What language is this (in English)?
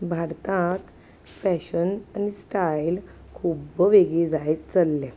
Konkani